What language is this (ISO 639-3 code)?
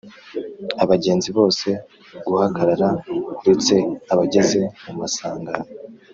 kin